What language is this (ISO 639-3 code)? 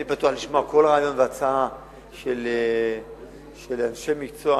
heb